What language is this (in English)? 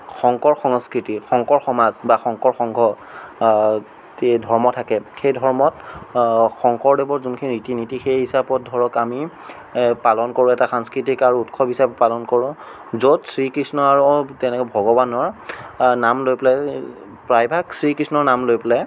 Assamese